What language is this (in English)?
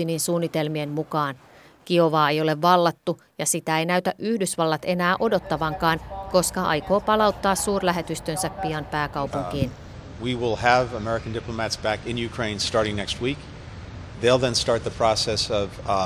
Finnish